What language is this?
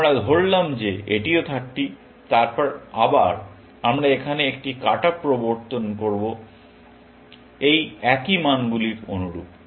Bangla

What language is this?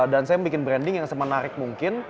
Indonesian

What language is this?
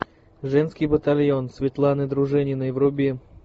Russian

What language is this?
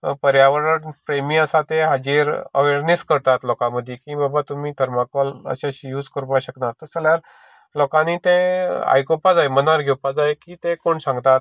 Konkani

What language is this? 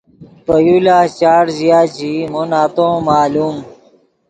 Yidgha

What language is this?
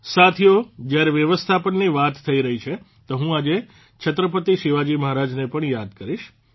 Gujarati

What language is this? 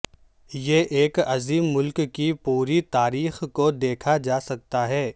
Urdu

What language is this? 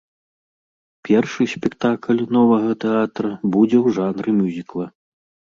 Belarusian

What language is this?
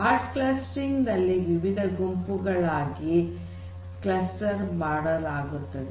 Kannada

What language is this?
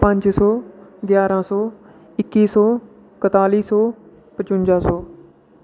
Dogri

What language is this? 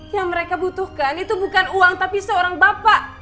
Indonesian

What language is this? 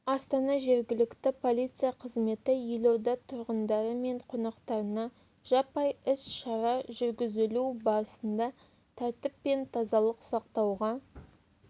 Kazakh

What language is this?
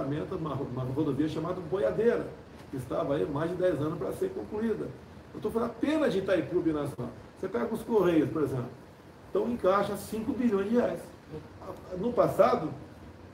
Portuguese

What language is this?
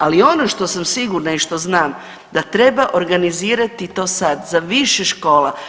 Croatian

